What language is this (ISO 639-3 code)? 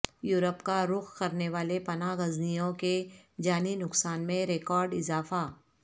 urd